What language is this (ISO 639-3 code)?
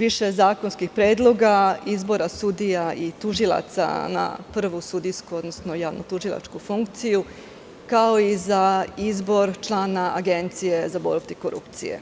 srp